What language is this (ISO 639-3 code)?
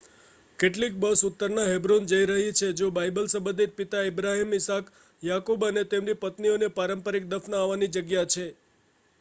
guj